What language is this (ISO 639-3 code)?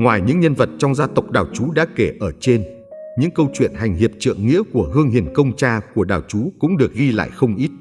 vie